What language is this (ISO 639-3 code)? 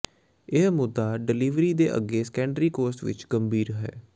pan